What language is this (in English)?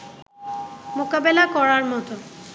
Bangla